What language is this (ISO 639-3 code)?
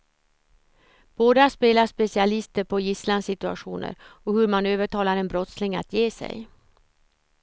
swe